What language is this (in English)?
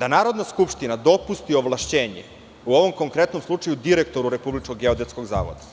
Serbian